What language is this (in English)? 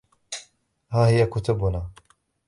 Arabic